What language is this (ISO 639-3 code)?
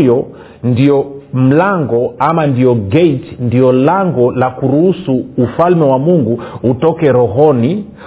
swa